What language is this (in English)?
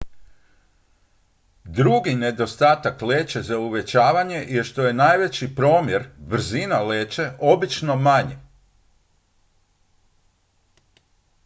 Croatian